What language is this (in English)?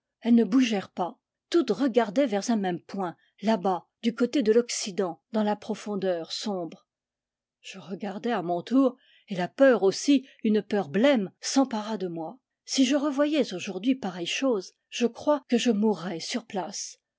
French